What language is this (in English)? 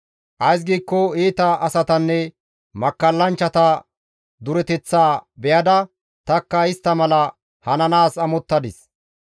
Gamo